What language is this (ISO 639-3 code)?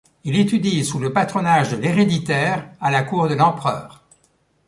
fra